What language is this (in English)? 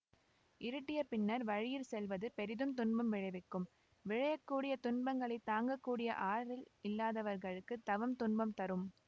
Tamil